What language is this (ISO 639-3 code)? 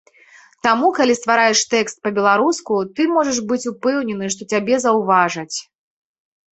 bel